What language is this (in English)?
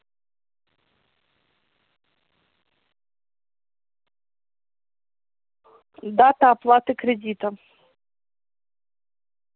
Russian